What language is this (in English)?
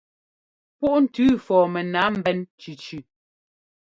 Ngomba